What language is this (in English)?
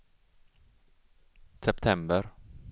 Swedish